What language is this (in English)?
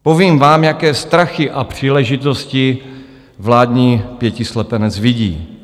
Czech